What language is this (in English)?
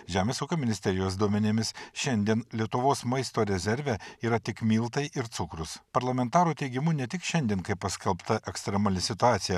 Lithuanian